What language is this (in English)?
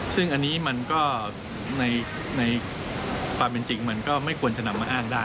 Thai